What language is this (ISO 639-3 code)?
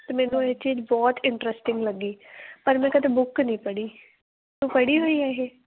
pan